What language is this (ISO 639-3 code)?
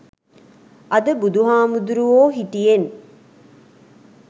sin